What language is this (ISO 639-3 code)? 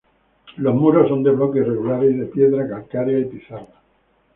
spa